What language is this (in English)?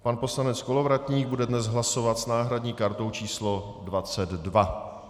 Czech